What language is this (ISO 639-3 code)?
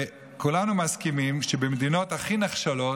heb